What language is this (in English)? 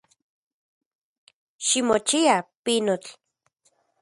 Central Puebla Nahuatl